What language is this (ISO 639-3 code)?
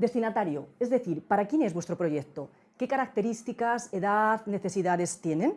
spa